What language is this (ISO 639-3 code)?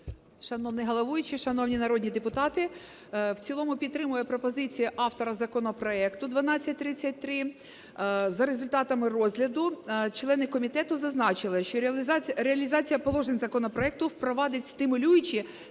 ukr